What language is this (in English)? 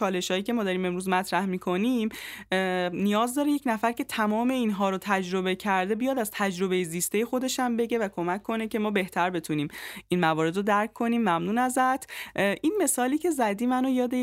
Persian